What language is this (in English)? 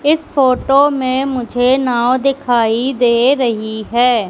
Hindi